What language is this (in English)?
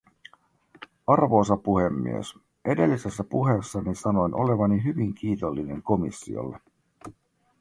Finnish